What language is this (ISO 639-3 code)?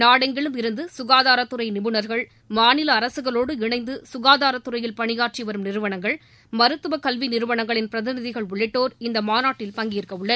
tam